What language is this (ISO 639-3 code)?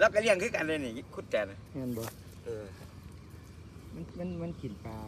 tha